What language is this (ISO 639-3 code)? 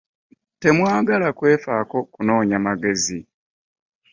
lug